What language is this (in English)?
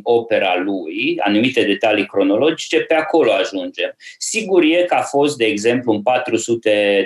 Romanian